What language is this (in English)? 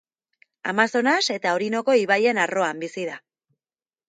Basque